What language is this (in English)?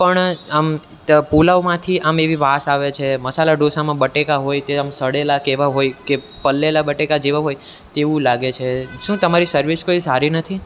Gujarati